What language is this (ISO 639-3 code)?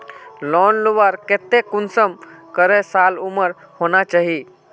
mag